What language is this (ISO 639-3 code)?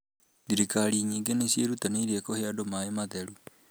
kik